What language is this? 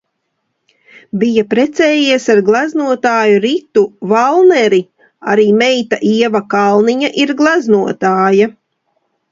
Latvian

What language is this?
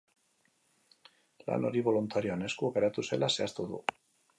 Basque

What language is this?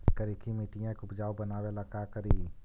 Magahi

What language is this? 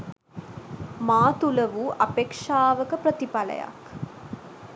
Sinhala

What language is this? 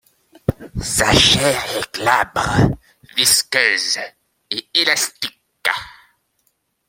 French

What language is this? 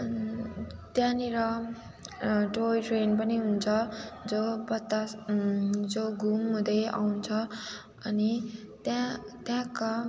Nepali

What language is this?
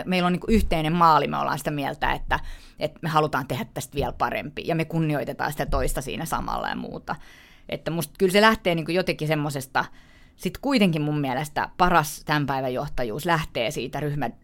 Finnish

